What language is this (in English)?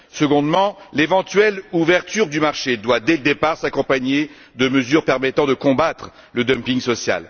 French